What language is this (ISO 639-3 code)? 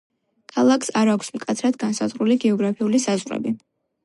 kat